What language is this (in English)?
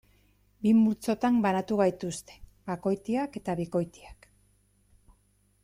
Basque